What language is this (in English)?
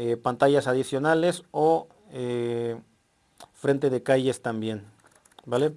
Spanish